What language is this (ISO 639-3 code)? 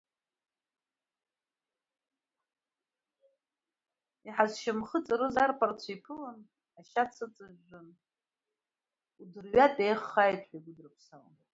abk